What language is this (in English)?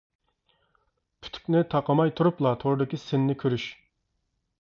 Uyghur